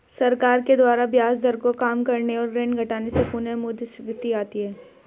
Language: Hindi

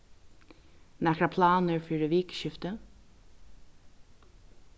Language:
Faroese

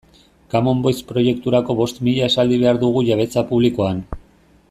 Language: Basque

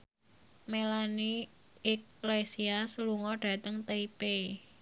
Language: Javanese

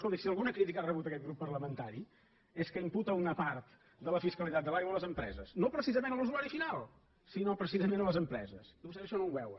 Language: Catalan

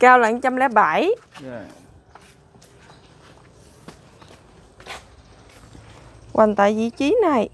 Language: Vietnamese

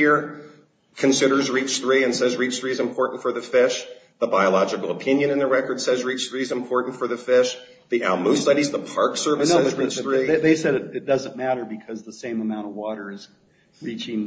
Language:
English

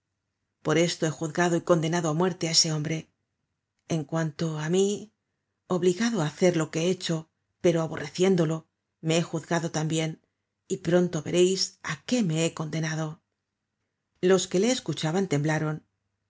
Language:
Spanish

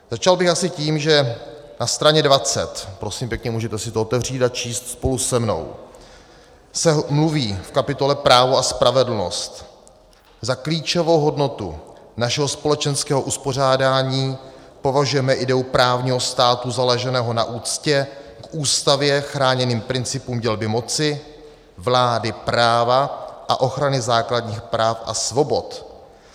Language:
Czech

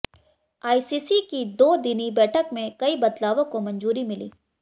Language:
Hindi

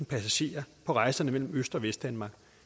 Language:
Danish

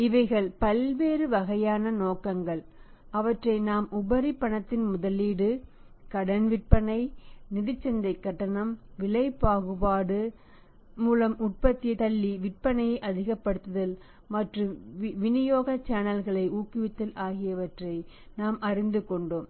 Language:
Tamil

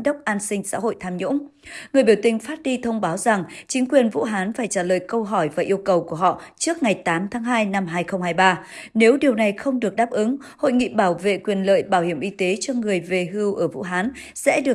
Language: Vietnamese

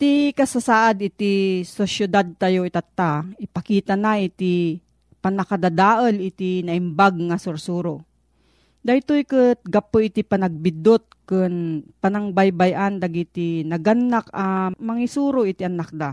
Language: Filipino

